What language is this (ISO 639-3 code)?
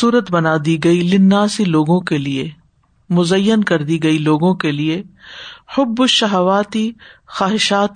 urd